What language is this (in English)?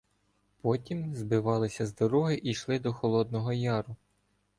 Ukrainian